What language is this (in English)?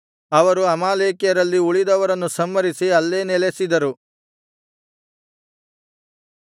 Kannada